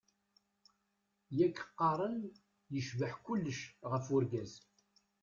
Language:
Kabyle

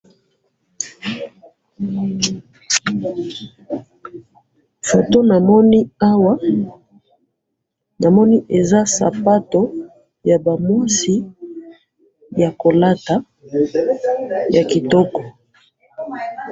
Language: Lingala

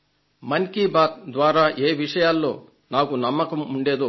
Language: Telugu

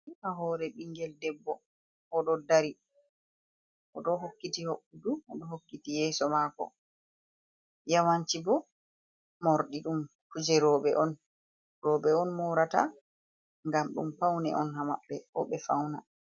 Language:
Fula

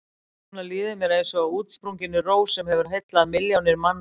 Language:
Icelandic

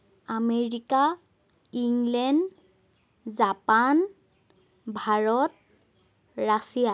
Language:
Assamese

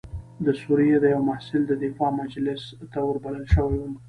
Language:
Pashto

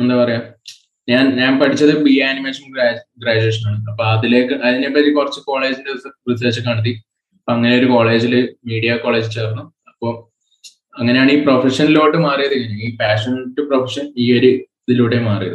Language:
Malayalam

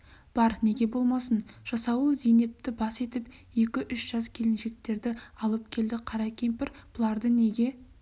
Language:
Kazakh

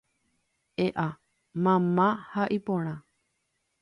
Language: Guarani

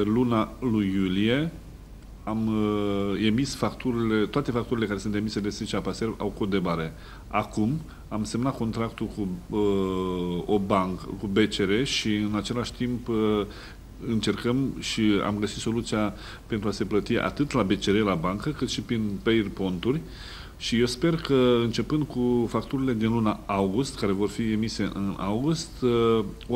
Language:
Romanian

